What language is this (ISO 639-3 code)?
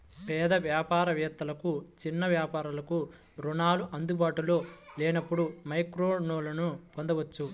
tel